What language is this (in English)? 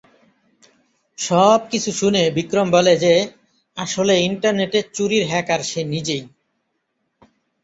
Bangla